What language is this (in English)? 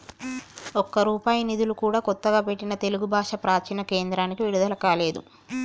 Telugu